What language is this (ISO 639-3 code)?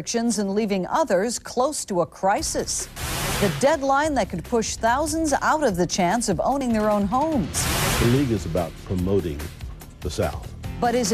eng